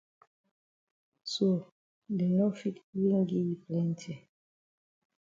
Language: Cameroon Pidgin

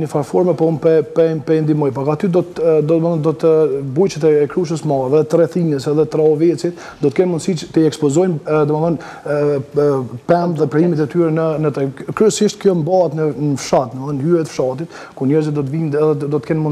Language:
Romanian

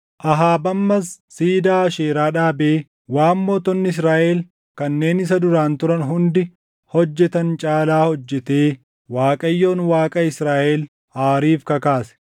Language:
Oromo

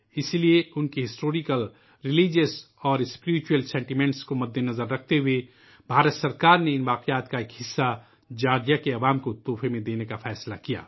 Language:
Urdu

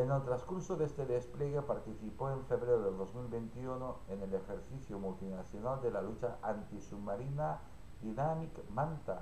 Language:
Spanish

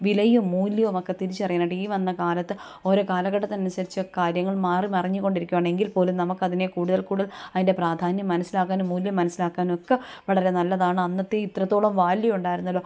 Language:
Malayalam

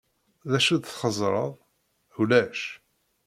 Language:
Kabyle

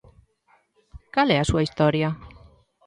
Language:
Galician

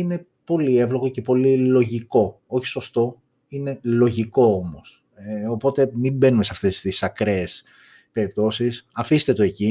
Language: Greek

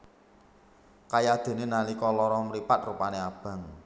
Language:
Javanese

